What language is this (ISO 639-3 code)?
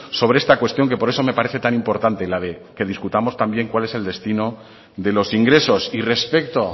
spa